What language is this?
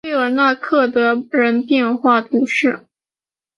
Chinese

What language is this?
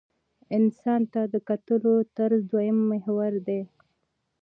Pashto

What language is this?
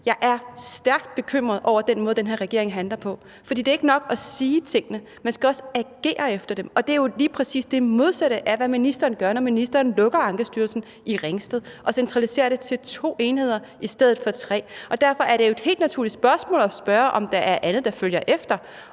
Danish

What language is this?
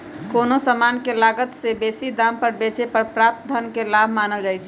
Magahi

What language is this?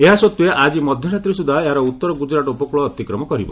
Odia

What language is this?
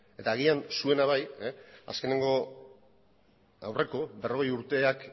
Basque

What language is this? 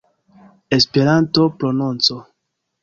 Esperanto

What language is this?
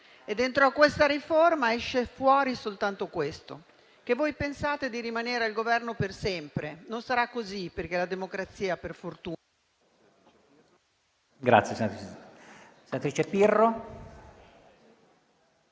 Italian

